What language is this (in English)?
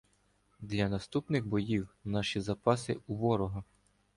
Ukrainian